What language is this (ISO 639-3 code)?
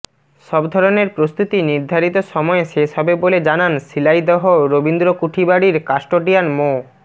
ben